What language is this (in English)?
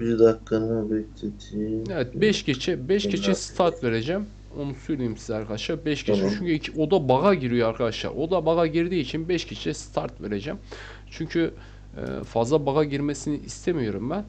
Turkish